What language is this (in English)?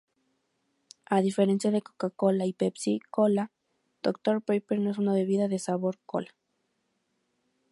Spanish